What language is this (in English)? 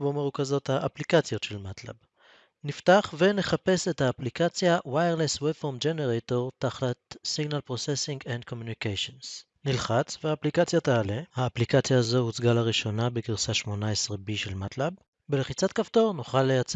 Hebrew